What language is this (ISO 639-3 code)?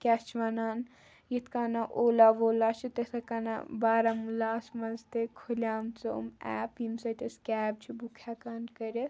kas